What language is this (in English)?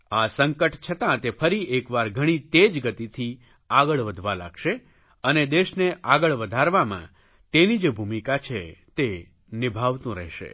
Gujarati